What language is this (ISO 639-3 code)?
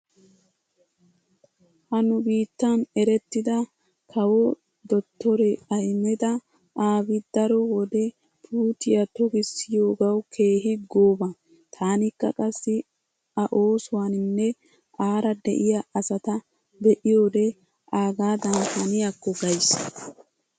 wal